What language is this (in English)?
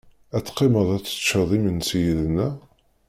Kabyle